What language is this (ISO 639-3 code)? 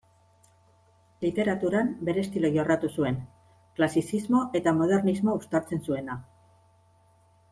eus